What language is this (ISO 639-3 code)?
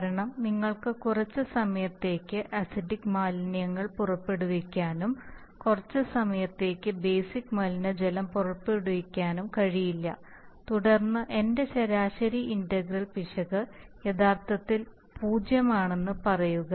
mal